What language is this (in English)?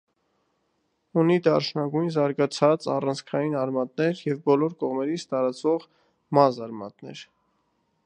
Armenian